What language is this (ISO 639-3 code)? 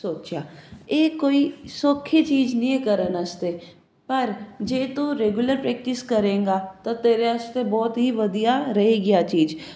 pan